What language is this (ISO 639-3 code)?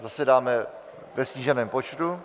ces